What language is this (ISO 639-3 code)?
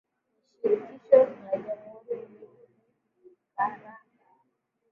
swa